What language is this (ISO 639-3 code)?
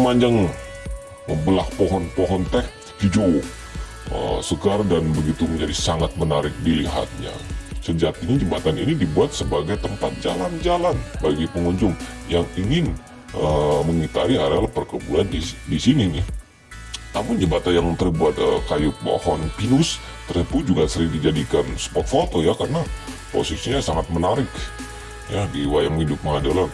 ind